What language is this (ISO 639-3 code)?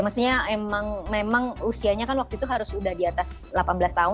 ind